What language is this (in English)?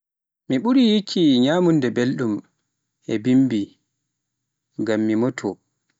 Pular